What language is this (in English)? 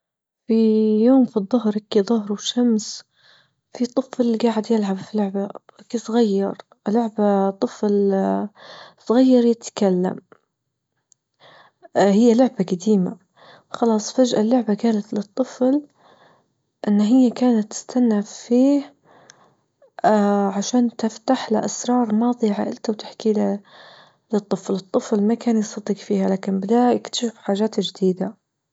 Libyan Arabic